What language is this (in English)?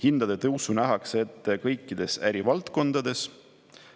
Estonian